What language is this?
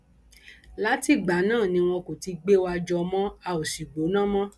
Yoruba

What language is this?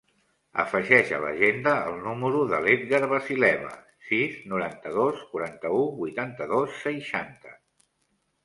Catalan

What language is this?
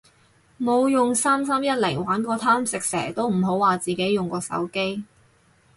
Cantonese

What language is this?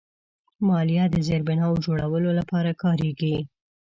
Pashto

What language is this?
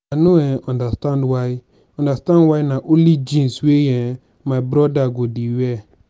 Nigerian Pidgin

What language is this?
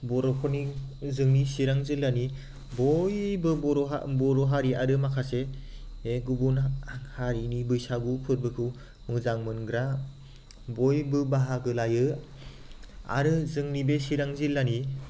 Bodo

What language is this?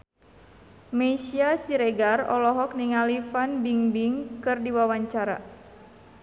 Sundanese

